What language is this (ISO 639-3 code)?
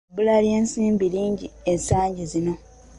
lug